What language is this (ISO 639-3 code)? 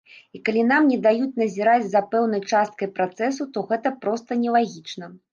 bel